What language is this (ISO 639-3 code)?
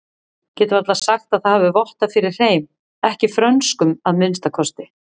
isl